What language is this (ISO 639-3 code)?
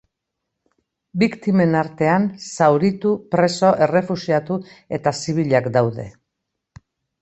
eus